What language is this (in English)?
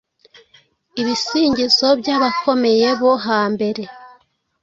Kinyarwanda